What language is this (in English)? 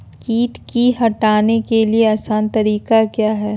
Magahi